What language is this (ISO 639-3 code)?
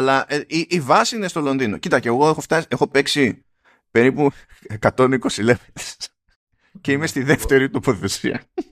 ell